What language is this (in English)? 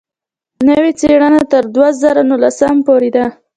Pashto